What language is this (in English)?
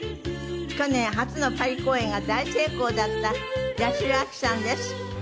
Japanese